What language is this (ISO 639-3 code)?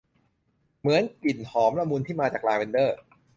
tha